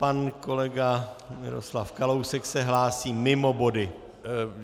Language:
Czech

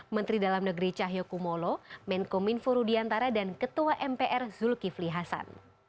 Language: Indonesian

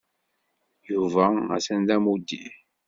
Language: Kabyle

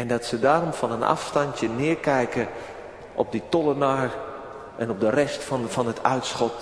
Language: Dutch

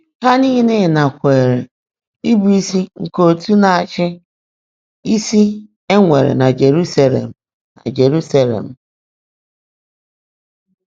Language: Igbo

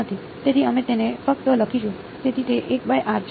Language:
Gujarati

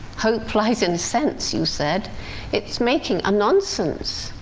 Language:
English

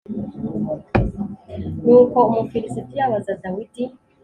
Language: Kinyarwanda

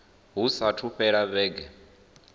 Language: Venda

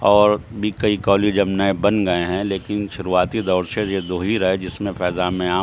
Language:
Urdu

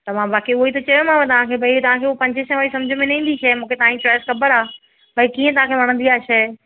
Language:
Sindhi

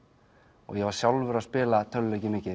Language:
Icelandic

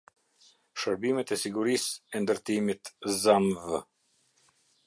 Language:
Albanian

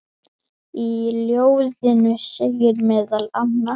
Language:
Icelandic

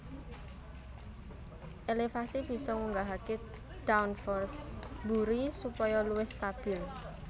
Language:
Javanese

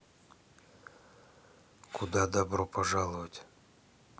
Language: Russian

